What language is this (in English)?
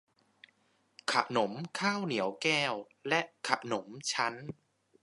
Thai